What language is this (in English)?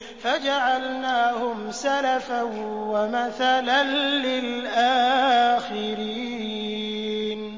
Arabic